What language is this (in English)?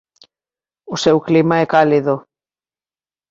Galician